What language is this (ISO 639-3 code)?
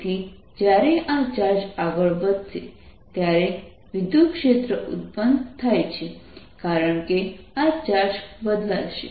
guj